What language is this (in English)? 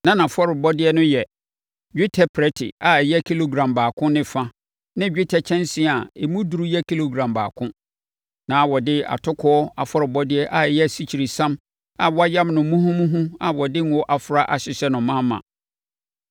Akan